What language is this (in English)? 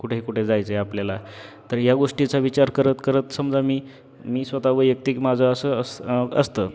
Marathi